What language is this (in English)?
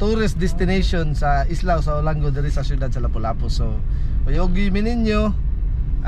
Filipino